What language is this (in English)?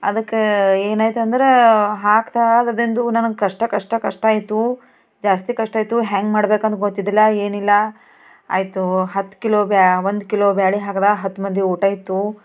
Kannada